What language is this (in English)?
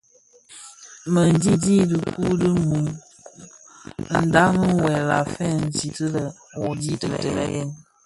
Bafia